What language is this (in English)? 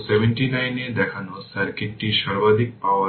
Bangla